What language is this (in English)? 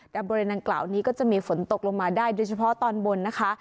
Thai